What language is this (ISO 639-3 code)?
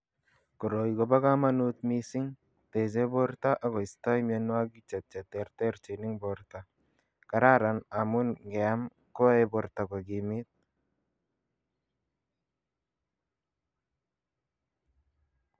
kln